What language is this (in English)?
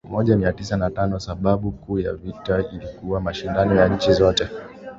Swahili